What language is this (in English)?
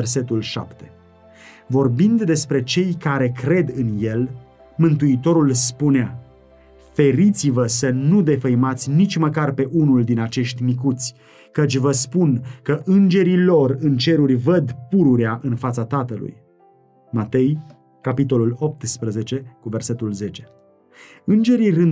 Romanian